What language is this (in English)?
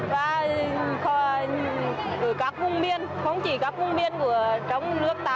Vietnamese